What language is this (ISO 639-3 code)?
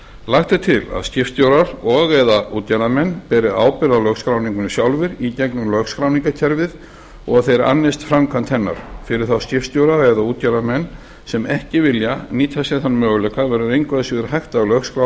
isl